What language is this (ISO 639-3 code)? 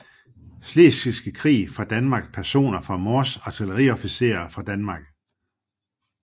dan